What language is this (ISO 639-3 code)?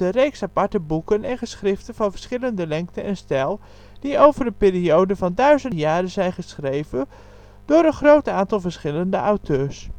nld